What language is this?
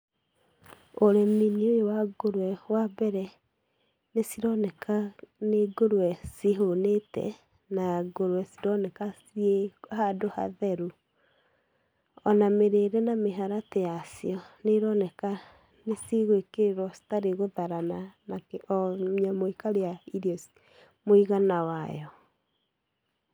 Kikuyu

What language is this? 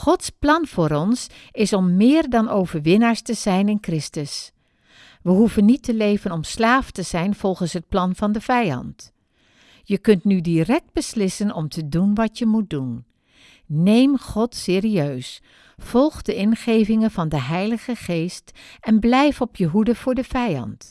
Dutch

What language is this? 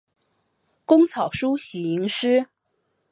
Chinese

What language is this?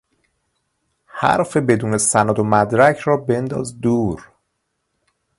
Persian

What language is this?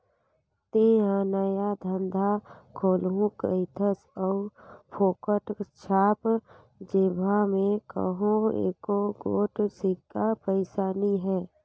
Chhattisgarhi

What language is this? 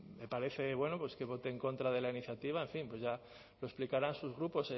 Spanish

